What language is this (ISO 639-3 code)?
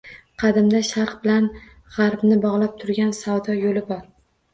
uzb